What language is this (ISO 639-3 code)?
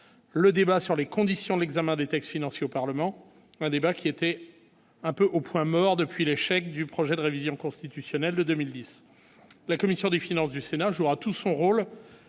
fra